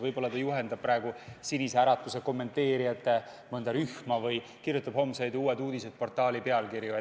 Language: Estonian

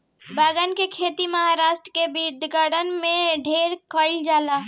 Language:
Bhojpuri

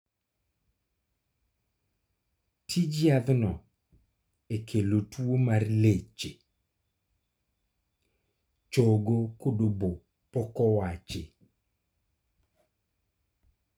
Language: Luo (Kenya and Tanzania)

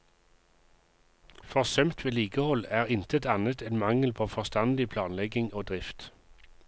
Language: Norwegian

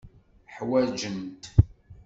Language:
Kabyle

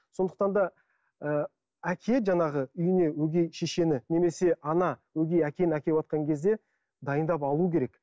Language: Kazakh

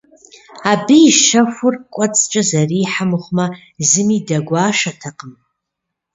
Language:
Kabardian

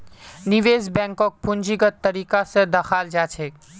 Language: Magahi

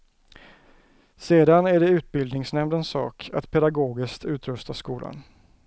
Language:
Swedish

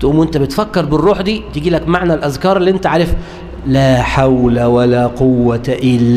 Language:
Arabic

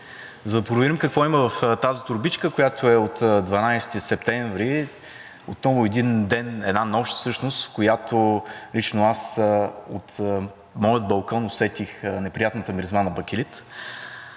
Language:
Bulgarian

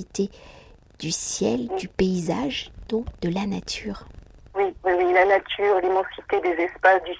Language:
French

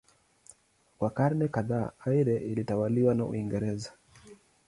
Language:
Swahili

